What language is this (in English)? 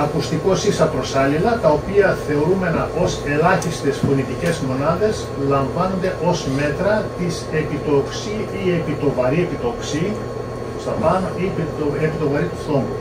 Greek